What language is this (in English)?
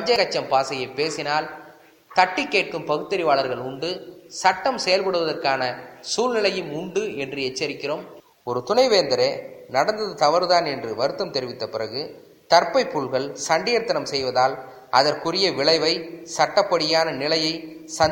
Tamil